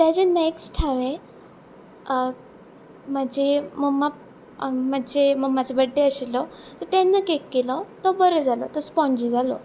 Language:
Konkani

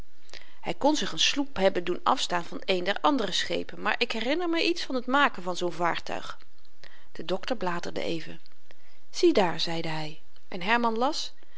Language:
Dutch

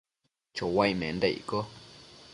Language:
Matsés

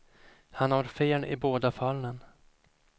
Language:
Swedish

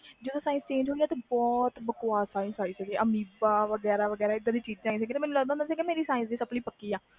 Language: Punjabi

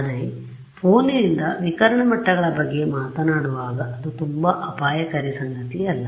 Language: Kannada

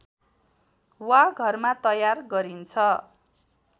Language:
Nepali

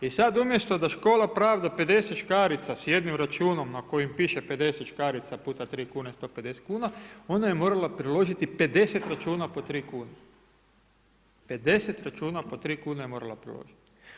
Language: Croatian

